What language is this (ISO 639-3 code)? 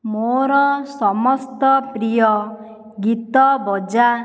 ori